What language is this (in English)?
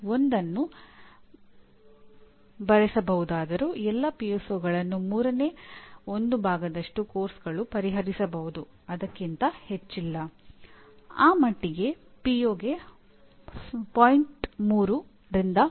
Kannada